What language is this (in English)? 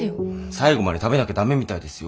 Japanese